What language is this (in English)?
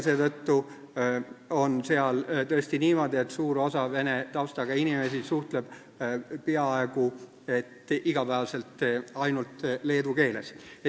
Estonian